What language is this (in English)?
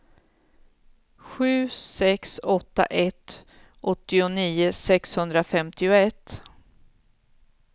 Swedish